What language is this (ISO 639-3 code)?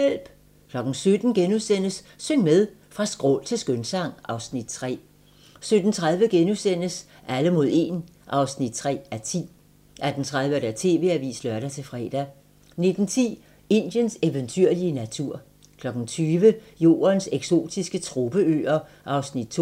dan